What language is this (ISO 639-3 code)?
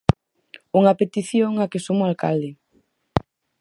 glg